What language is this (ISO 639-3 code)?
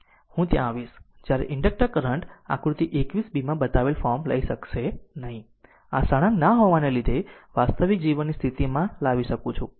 guj